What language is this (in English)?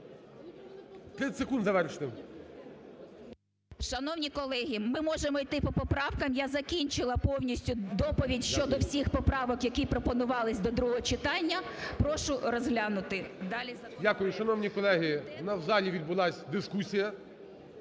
Ukrainian